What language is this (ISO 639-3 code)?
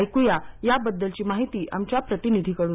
mar